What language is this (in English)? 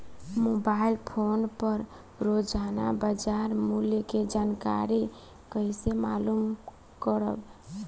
Bhojpuri